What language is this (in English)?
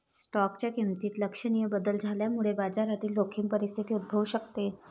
Marathi